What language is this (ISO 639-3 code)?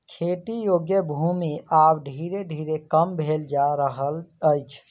mai